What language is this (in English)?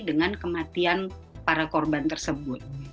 Indonesian